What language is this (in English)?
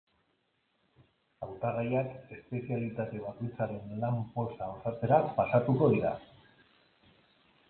Basque